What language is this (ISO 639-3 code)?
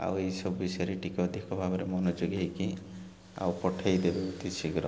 ori